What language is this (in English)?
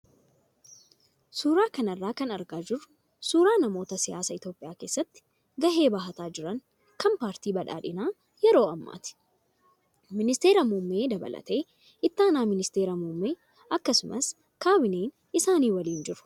Oromo